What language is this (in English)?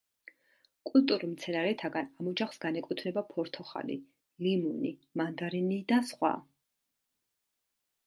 Georgian